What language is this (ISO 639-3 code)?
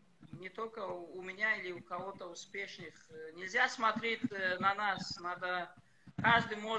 rus